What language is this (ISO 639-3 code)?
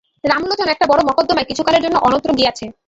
ben